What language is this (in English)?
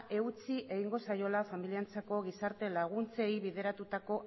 Basque